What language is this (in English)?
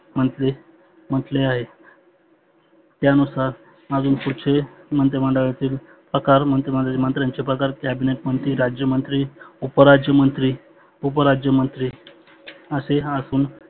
Marathi